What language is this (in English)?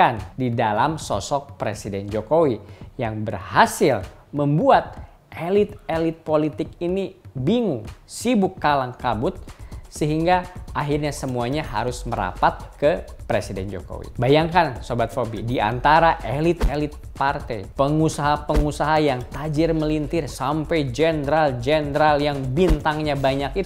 Indonesian